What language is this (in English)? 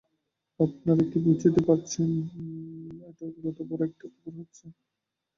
Bangla